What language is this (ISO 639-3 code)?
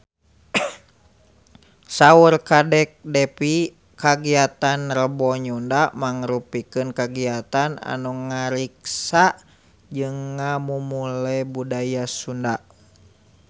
sun